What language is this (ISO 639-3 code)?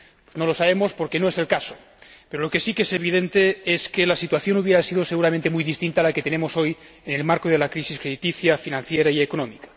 spa